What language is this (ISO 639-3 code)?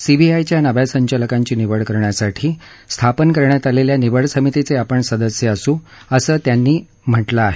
mar